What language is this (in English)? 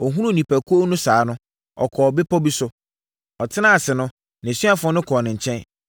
Akan